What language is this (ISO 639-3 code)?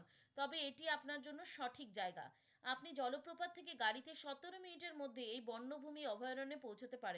ben